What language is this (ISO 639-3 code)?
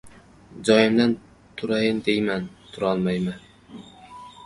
uzb